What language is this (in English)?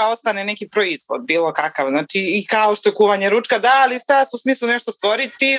Croatian